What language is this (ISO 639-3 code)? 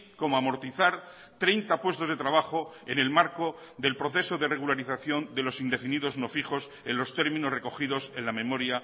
spa